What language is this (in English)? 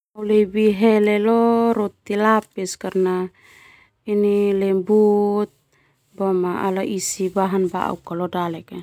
Termanu